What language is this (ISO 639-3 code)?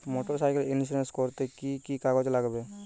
ben